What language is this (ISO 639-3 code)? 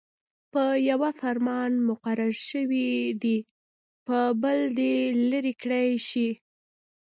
pus